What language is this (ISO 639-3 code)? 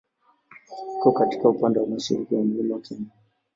swa